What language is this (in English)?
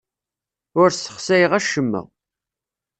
Kabyle